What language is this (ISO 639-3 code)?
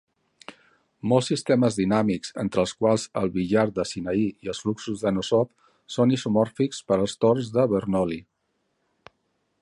cat